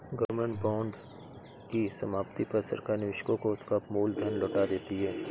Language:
Hindi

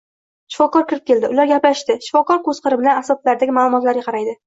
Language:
Uzbek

